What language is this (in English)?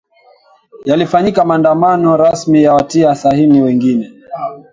Swahili